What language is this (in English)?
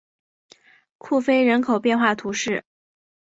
Chinese